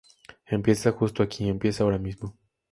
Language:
Spanish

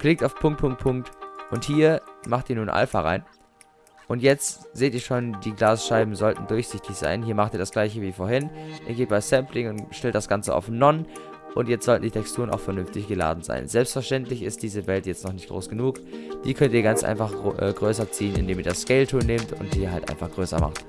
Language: German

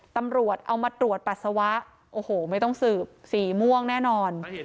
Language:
Thai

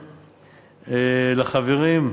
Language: Hebrew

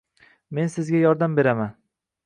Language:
Uzbek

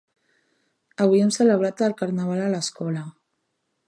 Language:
Catalan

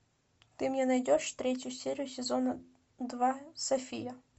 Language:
Russian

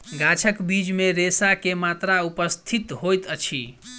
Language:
Maithili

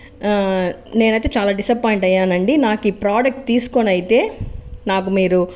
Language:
Telugu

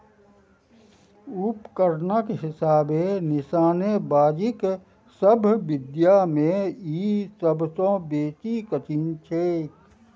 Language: Maithili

